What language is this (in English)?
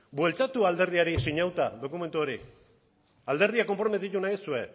Basque